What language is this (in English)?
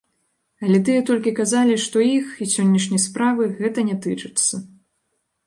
Belarusian